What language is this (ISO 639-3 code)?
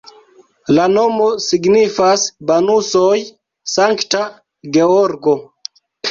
epo